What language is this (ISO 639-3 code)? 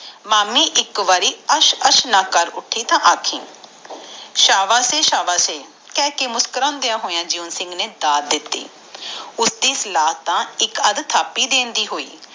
pan